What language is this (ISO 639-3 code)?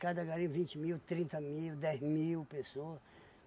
por